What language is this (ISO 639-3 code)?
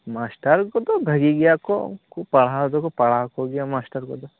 sat